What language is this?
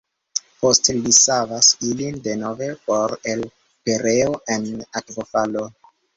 Esperanto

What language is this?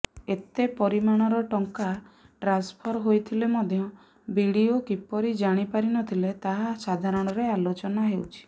Odia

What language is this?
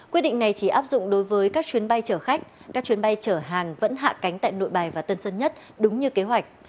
Vietnamese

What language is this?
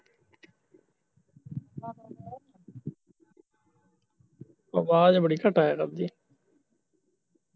Punjabi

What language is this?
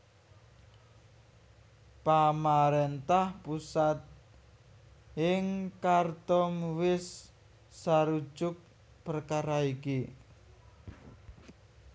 Javanese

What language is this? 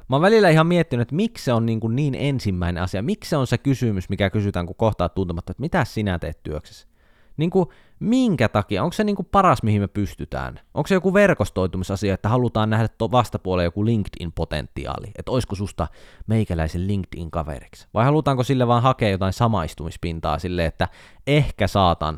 Finnish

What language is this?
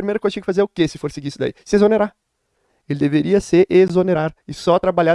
Portuguese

